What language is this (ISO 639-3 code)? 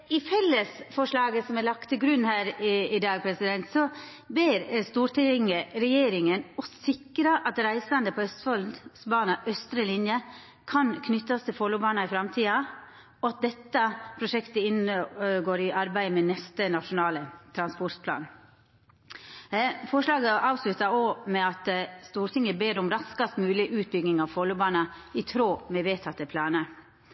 nno